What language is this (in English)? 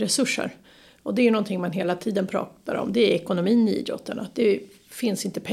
Swedish